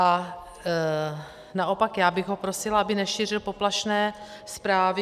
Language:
Czech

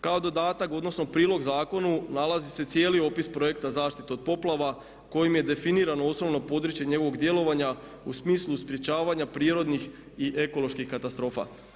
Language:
Croatian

